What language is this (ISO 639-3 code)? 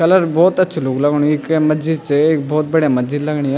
gbm